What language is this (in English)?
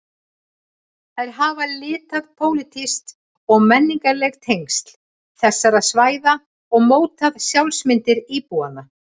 Icelandic